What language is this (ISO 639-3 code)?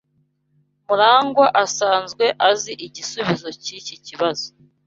kin